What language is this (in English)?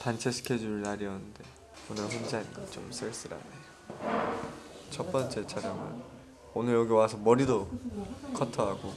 Korean